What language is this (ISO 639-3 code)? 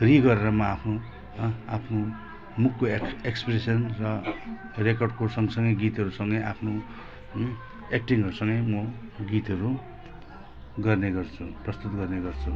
nep